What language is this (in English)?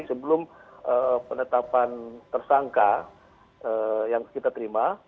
Indonesian